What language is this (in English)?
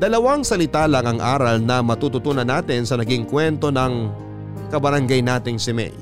Filipino